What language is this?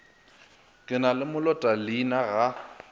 Northern Sotho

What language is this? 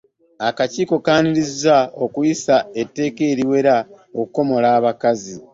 Ganda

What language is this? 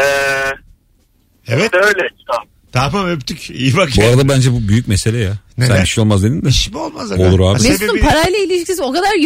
Turkish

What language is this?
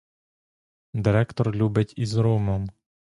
Ukrainian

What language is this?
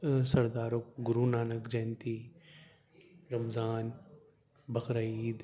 Urdu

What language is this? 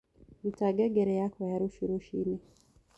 Kikuyu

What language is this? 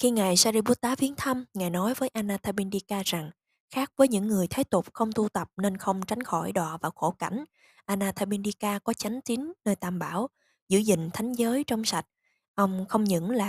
Vietnamese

